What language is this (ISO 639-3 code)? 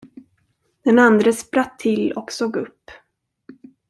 swe